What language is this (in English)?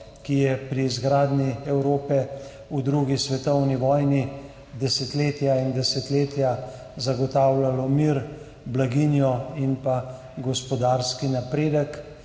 Slovenian